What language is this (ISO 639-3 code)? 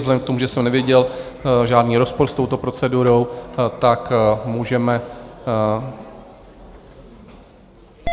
ces